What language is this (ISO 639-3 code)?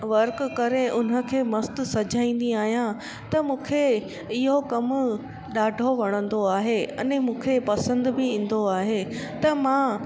snd